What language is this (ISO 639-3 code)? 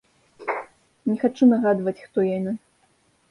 bel